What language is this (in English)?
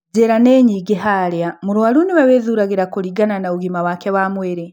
Kikuyu